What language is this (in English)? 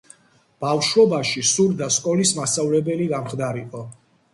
Georgian